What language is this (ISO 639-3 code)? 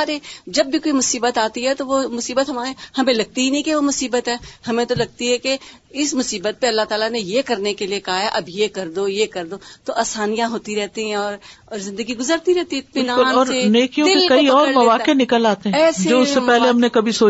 urd